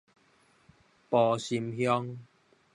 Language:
Min Nan Chinese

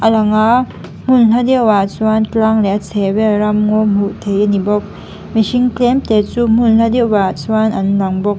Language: Mizo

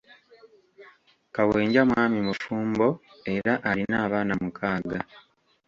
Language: Ganda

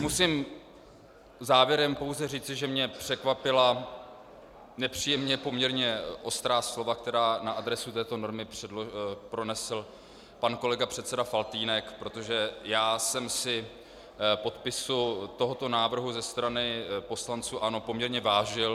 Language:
Czech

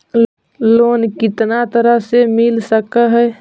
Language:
Magahi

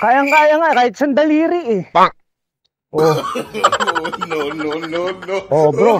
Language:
Filipino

